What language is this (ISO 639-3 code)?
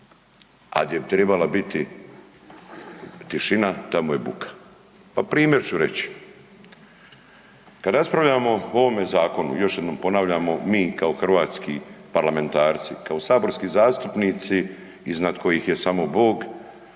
hrv